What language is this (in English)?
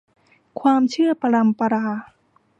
Thai